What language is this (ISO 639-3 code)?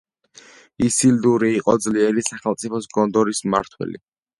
kat